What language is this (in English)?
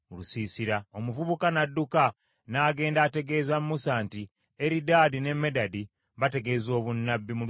Ganda